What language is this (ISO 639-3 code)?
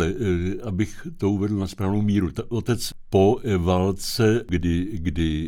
ces